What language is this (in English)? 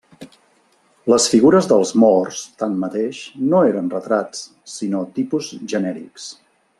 Catalan